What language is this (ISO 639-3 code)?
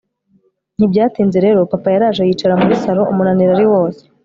kin